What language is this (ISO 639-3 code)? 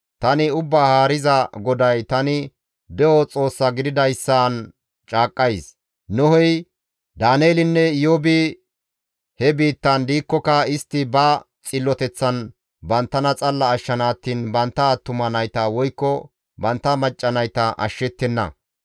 gmv